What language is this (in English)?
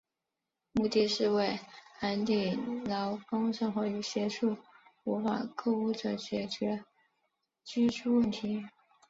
Chinese